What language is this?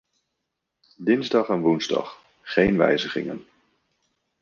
Dutch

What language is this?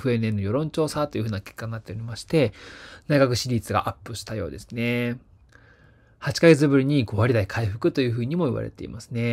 Japanese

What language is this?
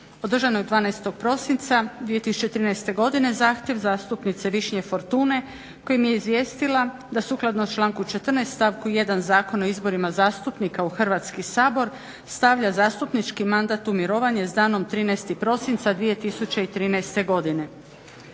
Croatian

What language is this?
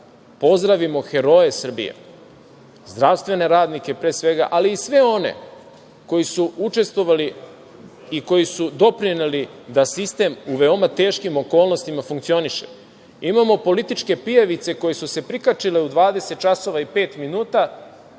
Serbian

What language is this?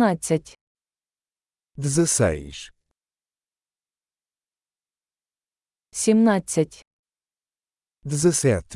Ukrainian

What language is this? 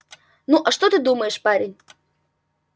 Russian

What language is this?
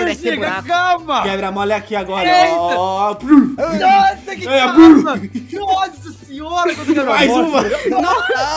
Portuguese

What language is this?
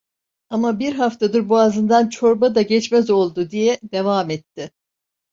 Turkish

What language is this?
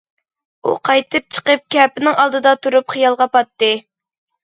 Uyghur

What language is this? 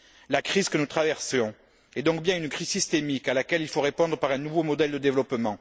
French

